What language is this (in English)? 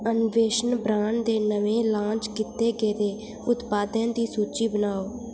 Dogri